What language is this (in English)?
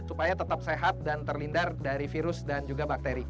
Indonesian